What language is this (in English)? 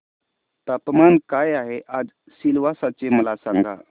Marathi